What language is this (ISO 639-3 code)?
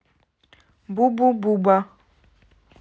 rus